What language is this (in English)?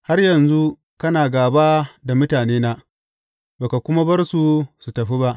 Hausa